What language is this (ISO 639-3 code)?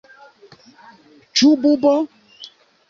epo